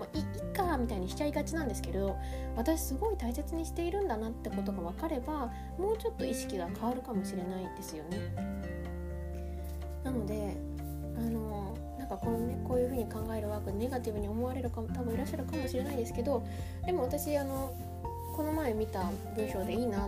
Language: Japanese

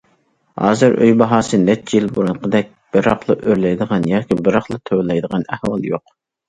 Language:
Uyghur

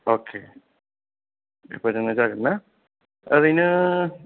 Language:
Bodo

